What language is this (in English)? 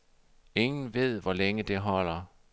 Danish